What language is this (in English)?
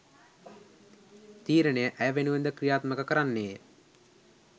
Sinhala